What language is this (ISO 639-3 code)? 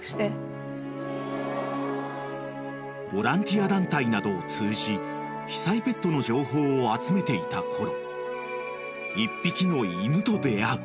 jpn